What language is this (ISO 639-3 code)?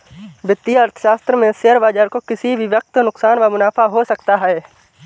hin